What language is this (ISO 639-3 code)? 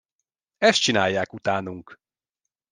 hun